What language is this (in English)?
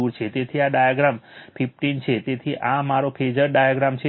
Gujarati